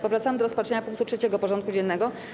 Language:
Polish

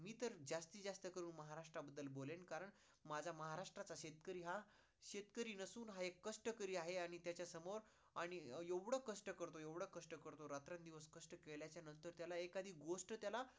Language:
Marathi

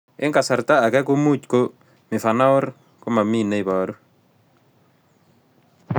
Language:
Kalenjin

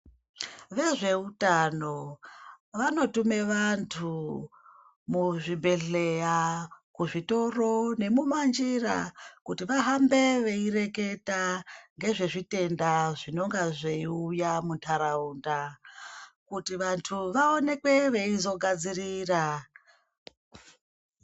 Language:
Ndau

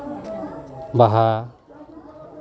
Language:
Santali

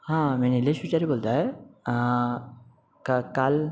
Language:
Marathi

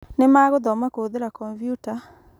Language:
Kikuyu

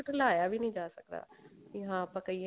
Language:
Punjabi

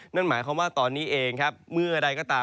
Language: Thai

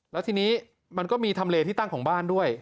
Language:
Thai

